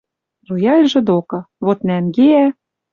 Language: Western Mari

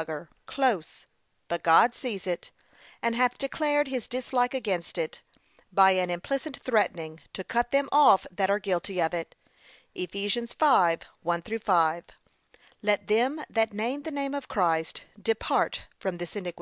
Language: English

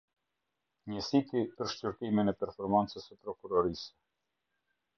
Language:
Albanian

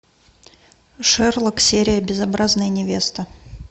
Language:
Russian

